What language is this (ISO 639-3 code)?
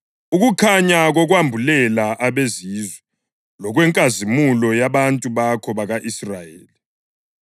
nde